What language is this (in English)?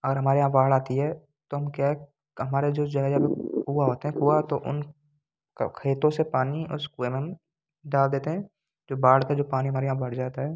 Hindi